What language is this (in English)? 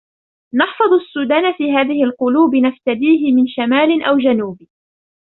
Arabic